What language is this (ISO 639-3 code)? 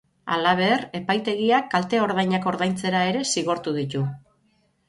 eus